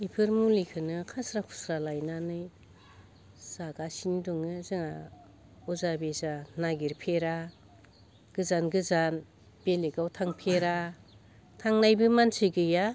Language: Bodo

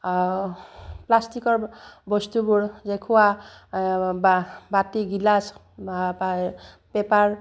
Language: Assamese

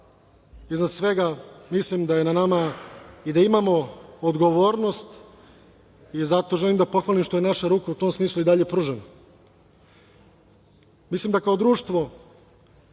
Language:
Serbian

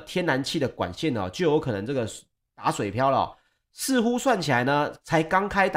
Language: Chinese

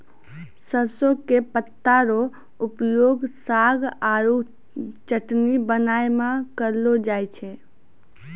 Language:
Maithili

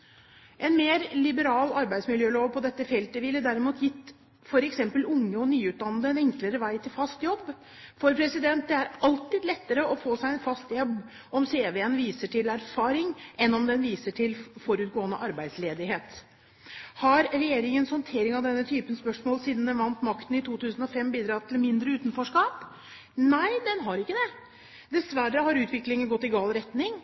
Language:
Norwegian Bokmål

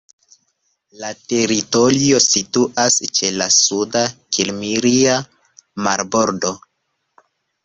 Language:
Esperanto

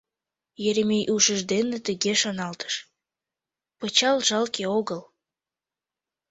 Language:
Mari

